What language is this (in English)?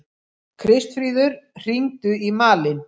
Icelandic